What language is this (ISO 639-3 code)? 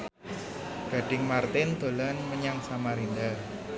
jav